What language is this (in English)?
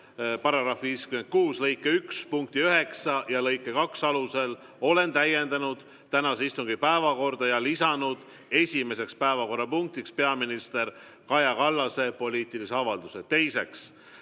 Estonian